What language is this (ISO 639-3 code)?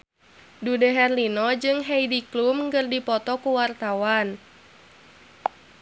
sun